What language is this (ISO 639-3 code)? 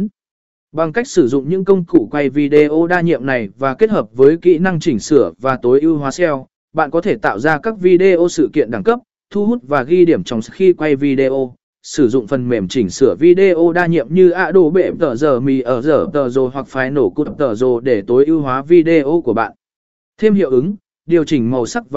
vie